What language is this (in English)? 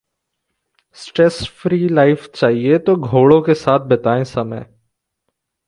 Hindi